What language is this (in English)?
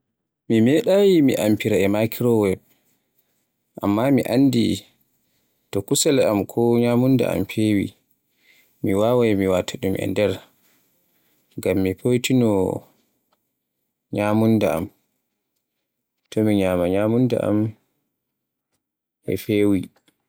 Borgu Fulfulde